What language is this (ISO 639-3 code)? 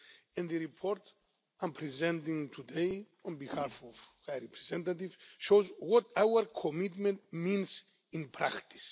eng